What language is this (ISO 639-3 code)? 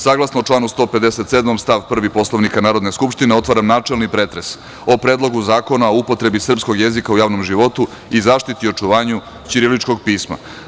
srp